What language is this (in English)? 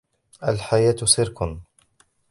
Arabic